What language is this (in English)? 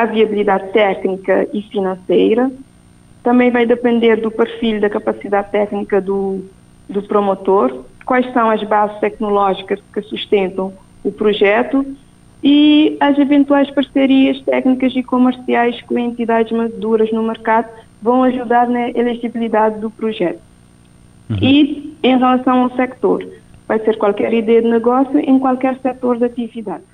Portuguese